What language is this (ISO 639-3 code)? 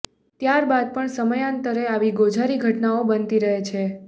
guj